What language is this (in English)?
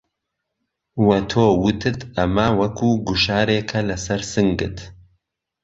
Central Kurdish